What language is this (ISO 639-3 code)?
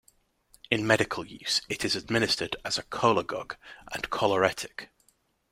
eng